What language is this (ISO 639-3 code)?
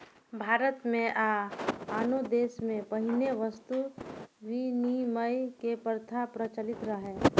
mai